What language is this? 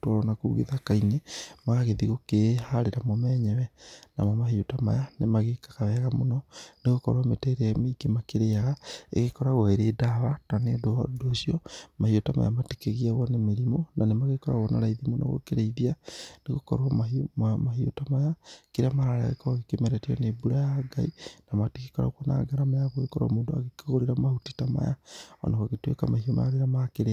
Kikuyu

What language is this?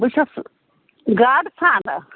Kashmiri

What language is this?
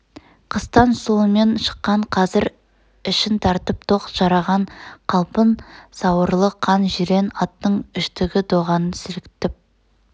Kazakh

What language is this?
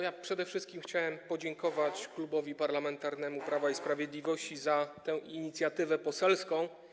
Polish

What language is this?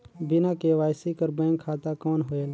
Chhattisgarhi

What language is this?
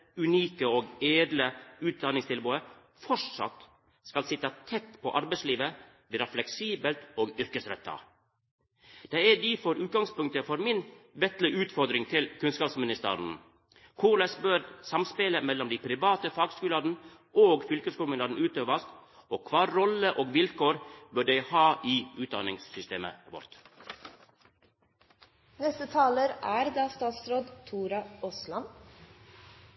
Norwegian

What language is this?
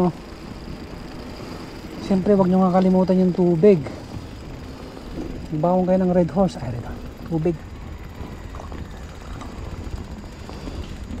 Filipino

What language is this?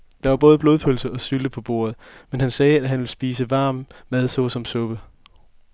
Danish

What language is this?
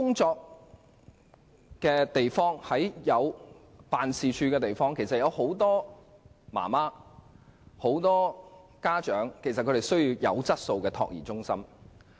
Cantonese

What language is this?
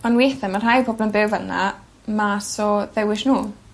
Welsh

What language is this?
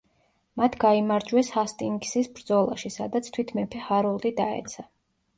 Georgian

